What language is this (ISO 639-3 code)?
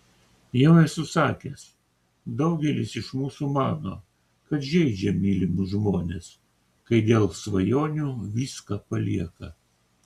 lit